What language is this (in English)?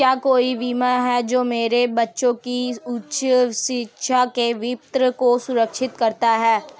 Hindi